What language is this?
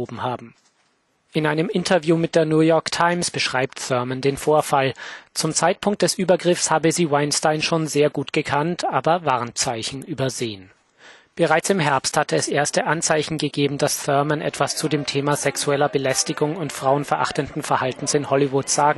German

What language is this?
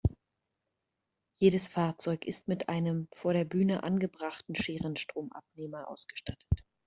German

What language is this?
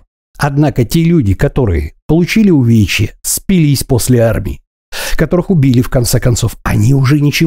Russian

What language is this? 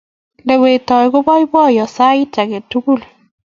Kalenjin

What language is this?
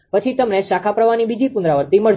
Gujarati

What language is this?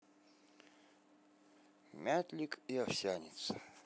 Russian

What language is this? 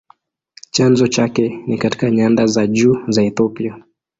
Swahili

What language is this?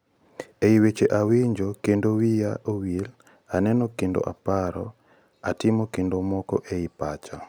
Luo (Kenya and Tanzania)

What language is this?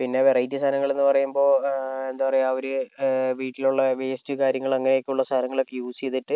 Malayalam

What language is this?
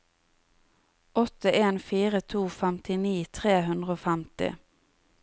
Norwegian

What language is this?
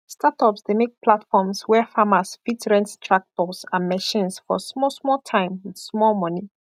Nigerian Pidgin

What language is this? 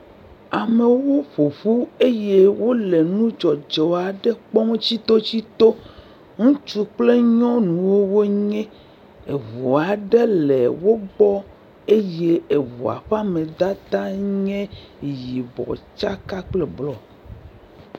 Ewe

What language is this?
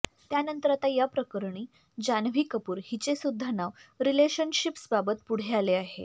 Marathi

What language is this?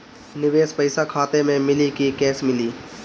Bhojpuri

